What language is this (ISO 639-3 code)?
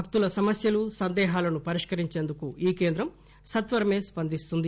tel